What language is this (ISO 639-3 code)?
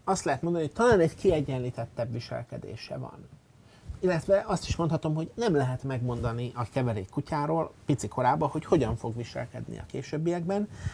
hun